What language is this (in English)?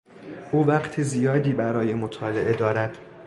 Persian